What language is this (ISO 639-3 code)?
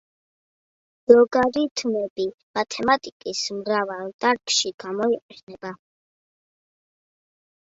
kat